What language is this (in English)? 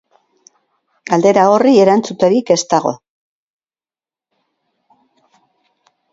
Basque